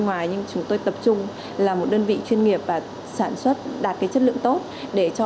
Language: Vietnamese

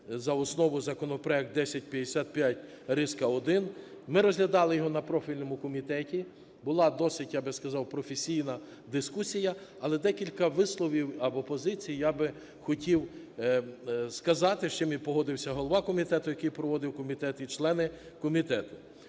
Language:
Ukrainian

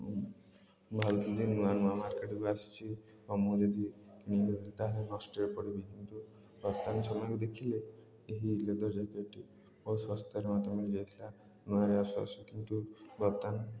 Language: Odia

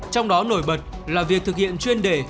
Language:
Vietnamese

